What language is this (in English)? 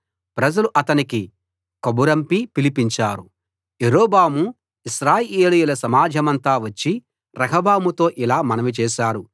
Telugu